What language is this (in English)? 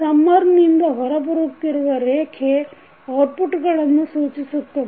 Kannada